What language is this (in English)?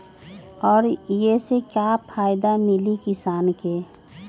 Magahi